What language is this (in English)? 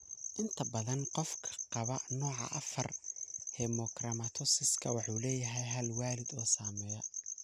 Somali